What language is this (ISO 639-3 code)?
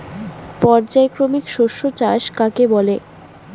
ben